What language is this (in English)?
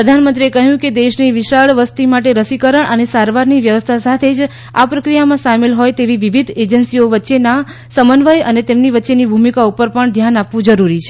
Gujarati